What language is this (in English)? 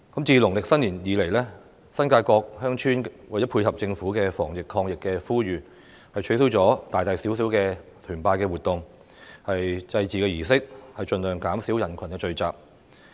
Cantonese